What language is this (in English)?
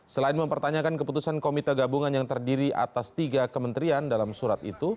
Indonesian